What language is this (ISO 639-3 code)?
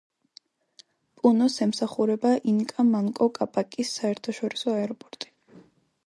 kat